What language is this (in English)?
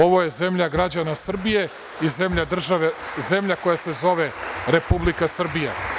Serbian